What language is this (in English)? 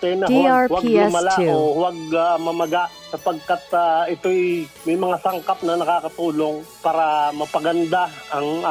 Filipino